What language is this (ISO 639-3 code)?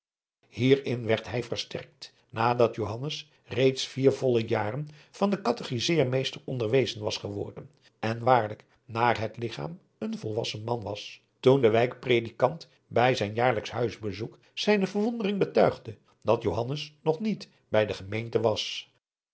nld